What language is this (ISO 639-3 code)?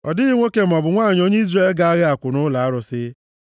ibo